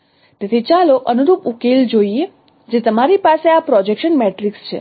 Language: Gujarati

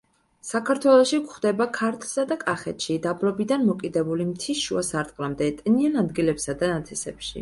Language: Georgian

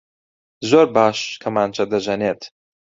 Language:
Central Kurdish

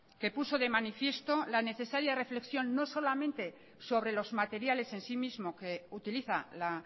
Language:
Spanish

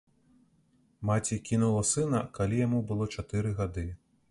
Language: Belarusian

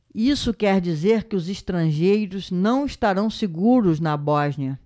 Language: Portuguese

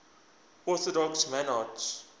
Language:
English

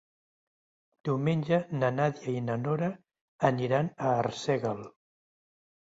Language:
Catalan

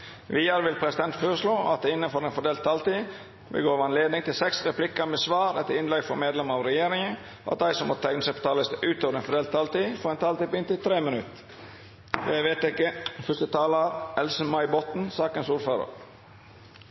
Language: Norwegian Nynorsk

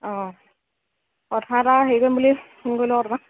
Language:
Assamese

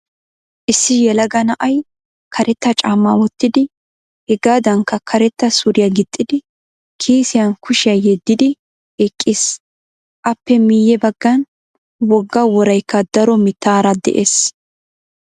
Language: Wolaytta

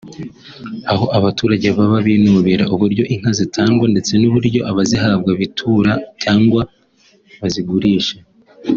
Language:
Kinyarwanda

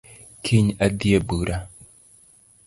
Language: Luo (Kenya and Tanzania)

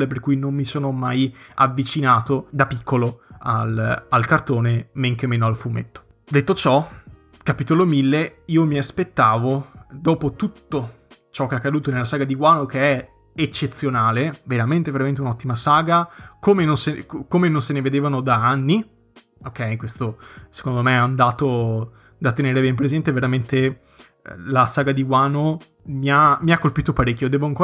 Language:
Italian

